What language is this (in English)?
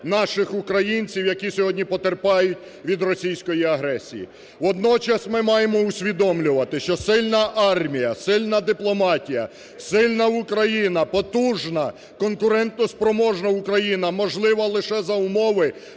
Ukrainian